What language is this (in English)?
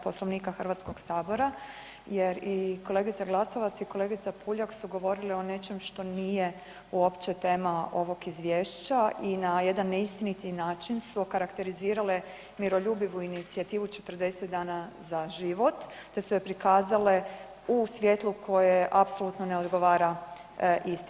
Croatian